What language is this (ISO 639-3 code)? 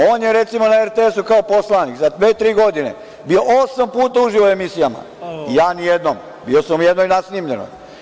srp